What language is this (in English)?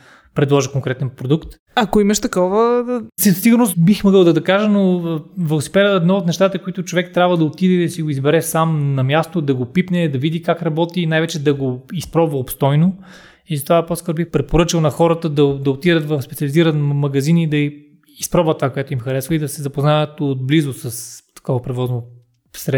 Bulgarian